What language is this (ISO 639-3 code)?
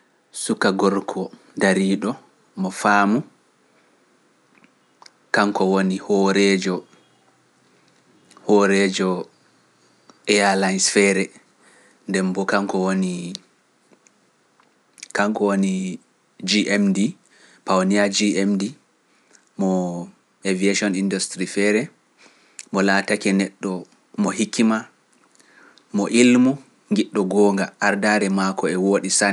fuf